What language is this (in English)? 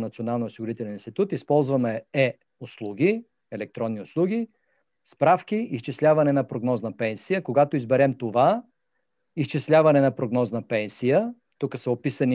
Bulgarian